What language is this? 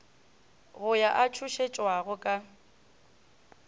Northern Sotho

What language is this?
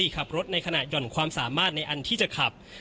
Thai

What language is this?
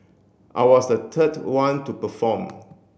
English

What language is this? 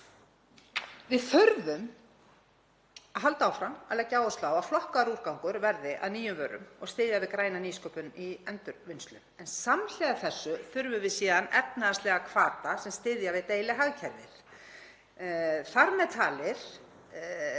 Icelandic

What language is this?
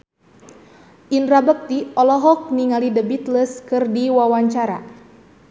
Sundanese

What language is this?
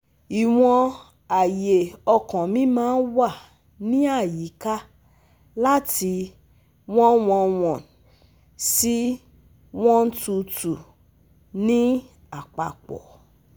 Yoruba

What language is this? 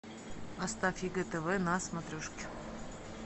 Russian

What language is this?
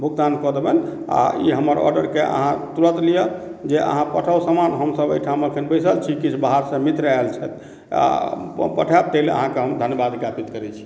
Maithili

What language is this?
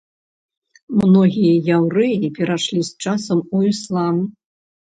Belarusian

